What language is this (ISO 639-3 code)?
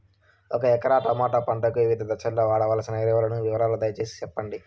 tel